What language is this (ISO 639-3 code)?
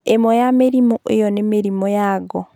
kik